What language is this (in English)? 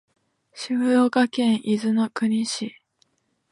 Japanese